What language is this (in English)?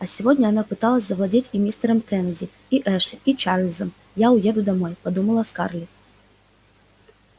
Russian